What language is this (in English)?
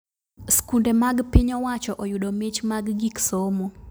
Luo (Kenya and Tanzania)